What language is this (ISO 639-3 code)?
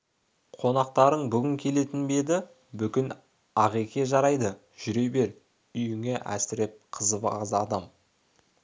kaz